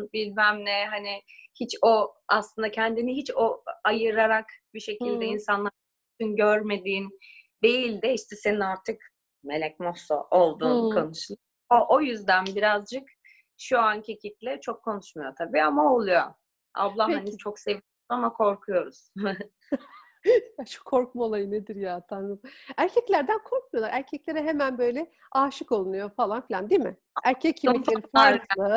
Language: Turkish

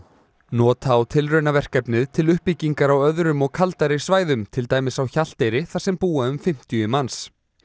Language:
Icelandic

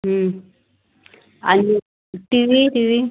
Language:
Marathi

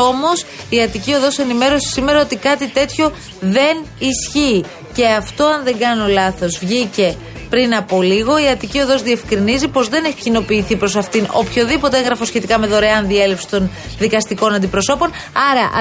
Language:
Greek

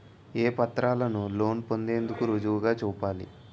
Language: Telugu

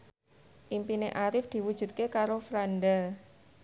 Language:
Javanese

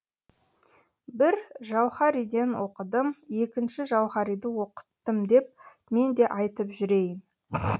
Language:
Kazakh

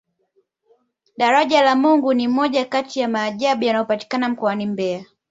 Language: Swahili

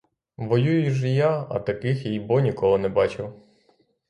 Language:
Ukrainian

